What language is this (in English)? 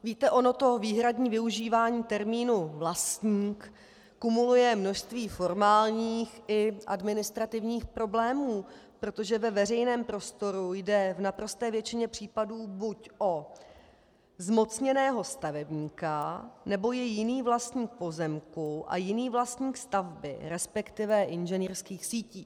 Czech